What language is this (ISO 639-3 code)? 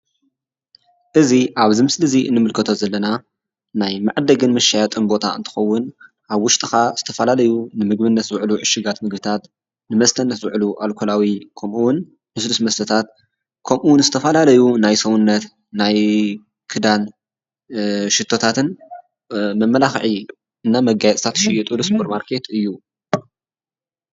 tir